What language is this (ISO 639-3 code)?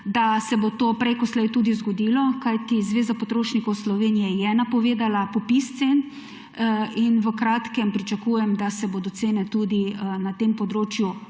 slv